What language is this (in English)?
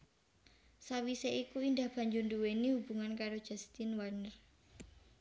Javanese